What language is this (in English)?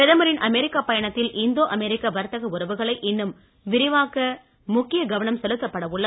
Tamil